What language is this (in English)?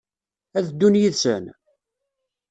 Kabyle